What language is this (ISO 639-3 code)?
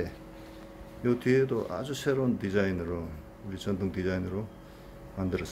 kor